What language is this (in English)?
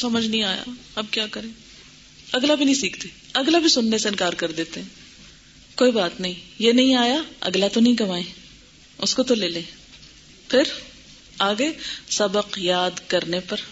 Urdu